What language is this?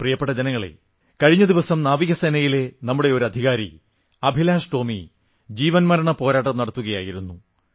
Malayalam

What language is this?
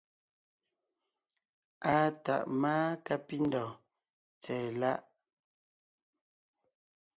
Ngiemboon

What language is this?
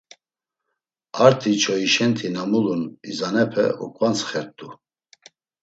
Laz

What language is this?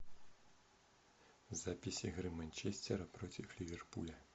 Russian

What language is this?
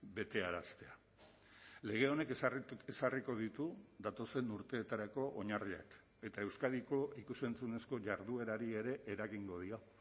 Basque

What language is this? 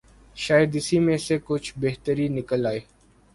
Urdu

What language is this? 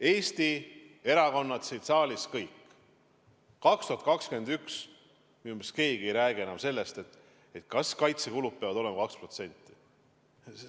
Estonian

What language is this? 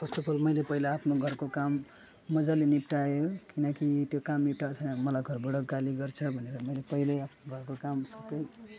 Nepali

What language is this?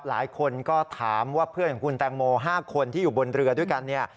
Thai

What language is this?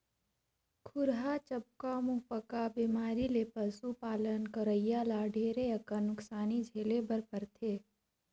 Chhattisgarhi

